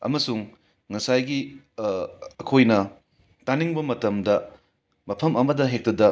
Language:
Manipuri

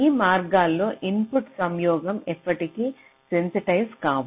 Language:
Telugu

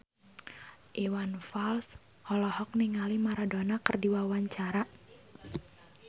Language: Sundanese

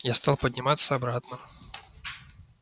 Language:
Russian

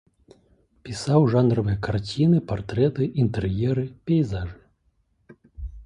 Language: Belarusian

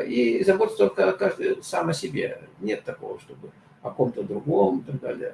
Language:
Russian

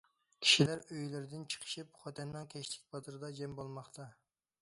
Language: Uyghur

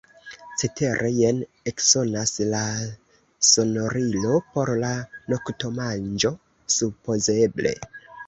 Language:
Esperanto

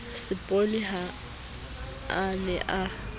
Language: Southern Sotho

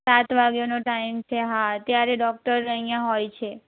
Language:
Gujarati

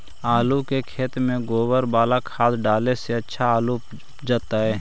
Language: Magahi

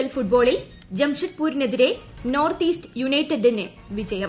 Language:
Malayalam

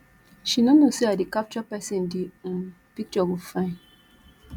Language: Nigerian Pidgin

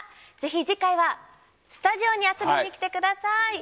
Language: Japanese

